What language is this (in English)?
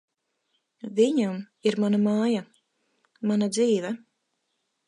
Latvian